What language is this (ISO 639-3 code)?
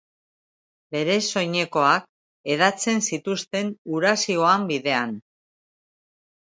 eus